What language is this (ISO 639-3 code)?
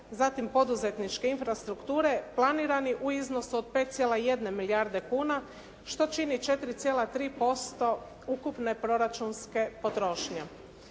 hrv